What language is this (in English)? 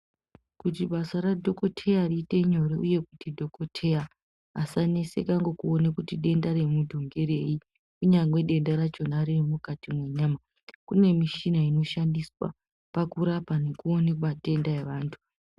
Ndau